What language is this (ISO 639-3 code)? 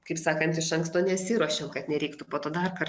lit